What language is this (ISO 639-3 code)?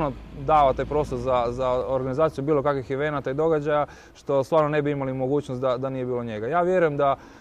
hrv